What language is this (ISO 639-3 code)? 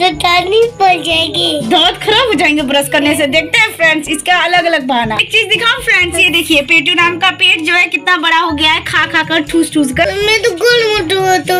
hin